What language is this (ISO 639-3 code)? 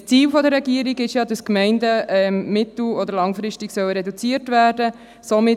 gsw